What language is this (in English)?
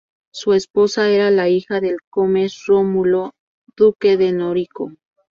Spanish